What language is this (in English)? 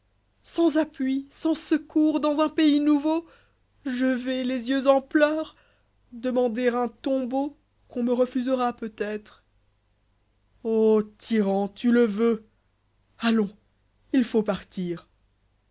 French